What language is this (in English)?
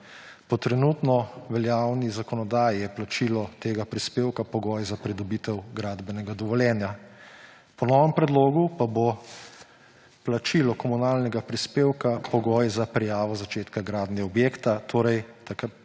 Slovenian